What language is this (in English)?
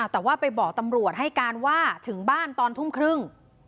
Thai